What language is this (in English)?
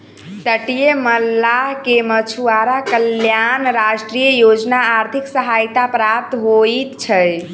Maithili